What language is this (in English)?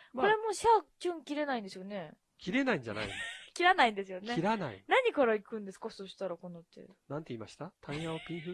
Japanese